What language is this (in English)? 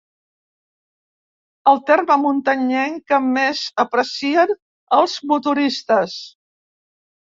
Catalan